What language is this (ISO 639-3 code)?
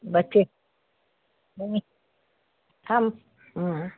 urd